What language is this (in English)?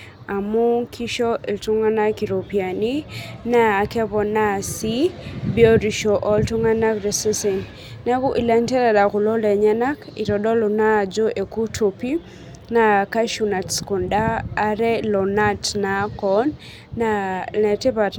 Masai